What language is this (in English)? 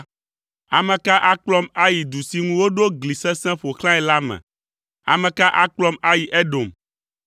Ewe